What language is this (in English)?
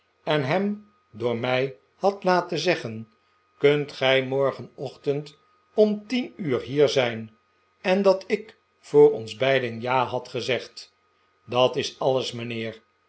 Dutch